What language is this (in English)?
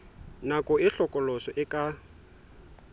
Southern Sotho